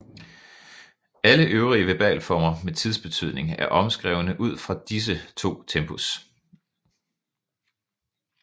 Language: Danish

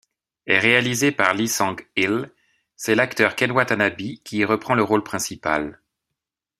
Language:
French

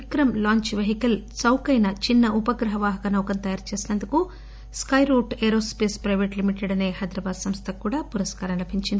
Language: Telugu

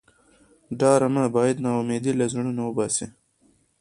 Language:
Pashto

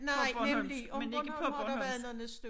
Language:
Danish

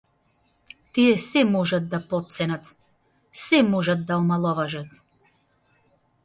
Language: Macedonian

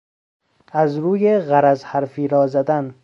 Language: Persian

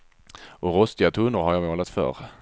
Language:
Swedish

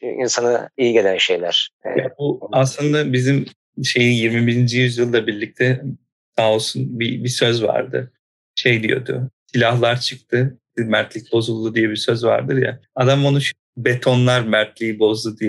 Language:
Turkish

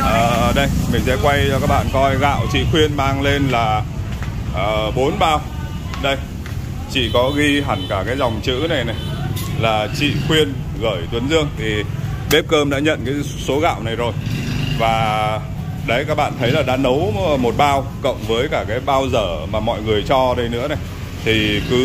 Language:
Vietnamese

